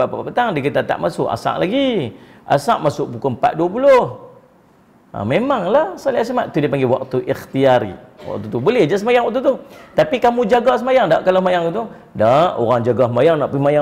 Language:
Malay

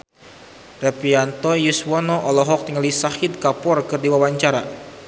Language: Sundanese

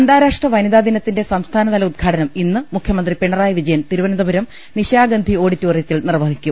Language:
Malayalam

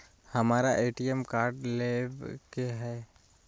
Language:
Magahi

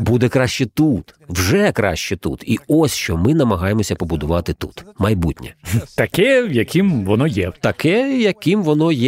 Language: Ukrainian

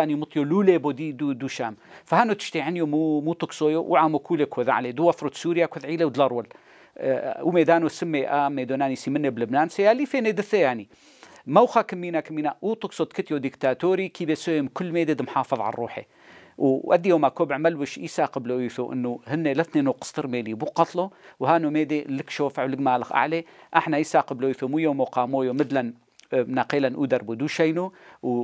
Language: Arabic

